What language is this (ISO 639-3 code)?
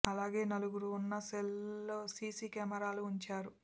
tel